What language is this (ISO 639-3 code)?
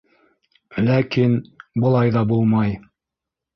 bak